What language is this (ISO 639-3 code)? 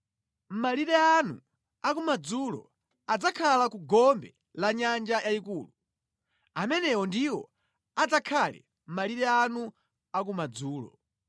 nya